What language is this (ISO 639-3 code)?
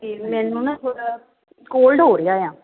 pan